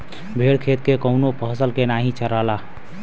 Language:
Bhojpuri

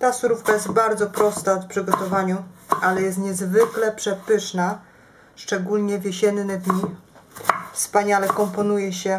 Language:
Polish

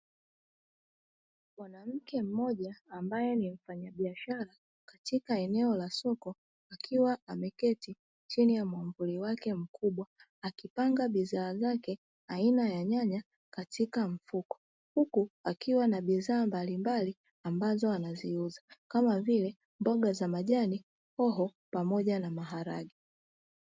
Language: Swahili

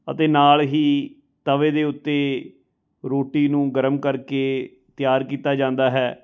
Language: Punjabi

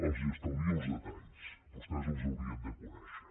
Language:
Catalan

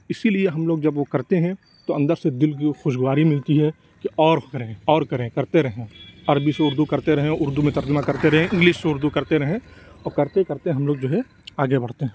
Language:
Urdu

